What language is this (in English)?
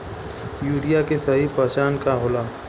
Bhojpuri